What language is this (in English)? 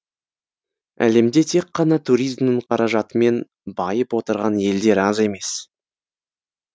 Kazakh